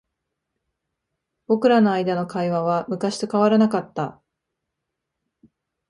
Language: Japanese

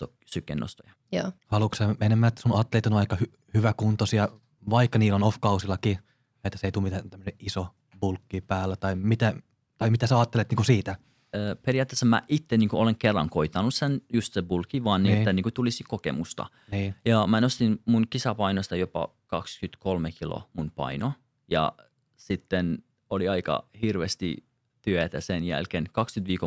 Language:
Finnish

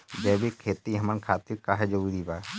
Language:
Bhojpuri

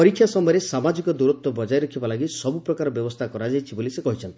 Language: Odia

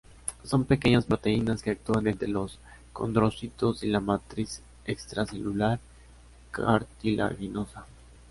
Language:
Spanish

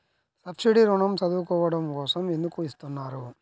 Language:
Telugu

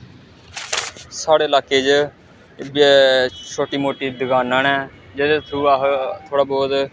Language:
Dogri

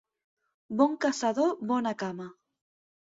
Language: Catalan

